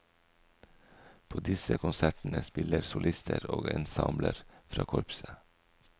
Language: Norwegian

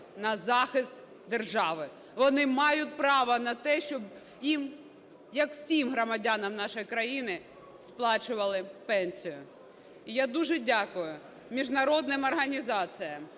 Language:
Ukrainian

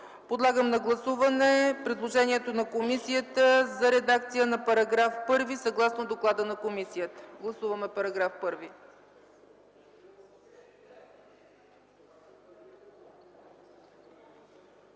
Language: Bulgarian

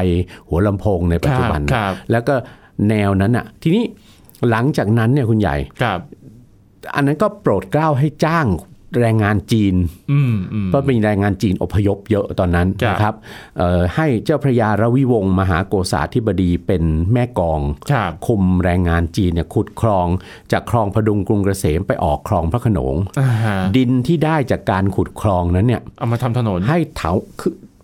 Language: Thai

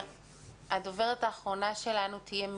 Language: Hebrew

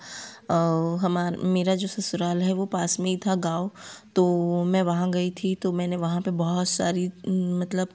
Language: Hindi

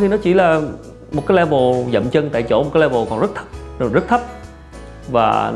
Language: Vietnamese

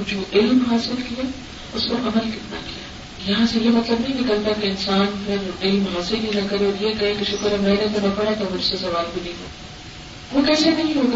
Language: Urdu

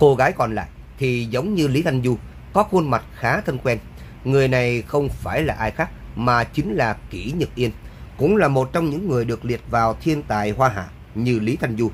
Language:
Vietnamese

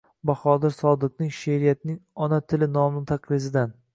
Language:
Uzbek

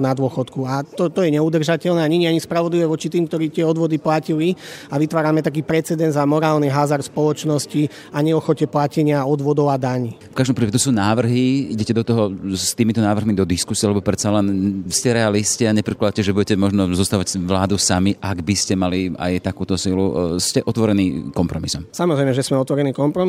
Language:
Slovak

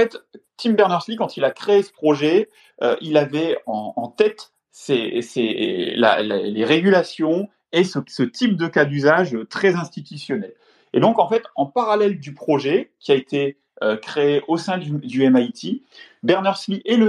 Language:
French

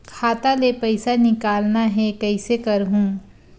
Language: Chhattisgarhi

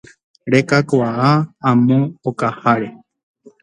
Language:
Guarani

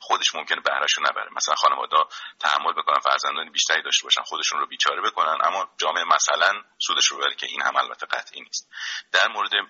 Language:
Persian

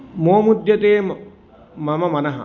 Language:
Sanskrit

